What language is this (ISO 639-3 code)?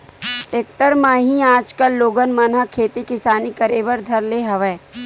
hne